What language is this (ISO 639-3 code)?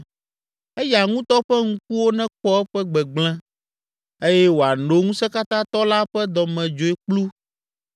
ewe